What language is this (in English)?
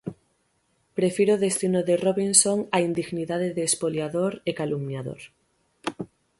Galician